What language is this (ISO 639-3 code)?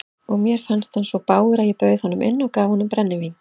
isl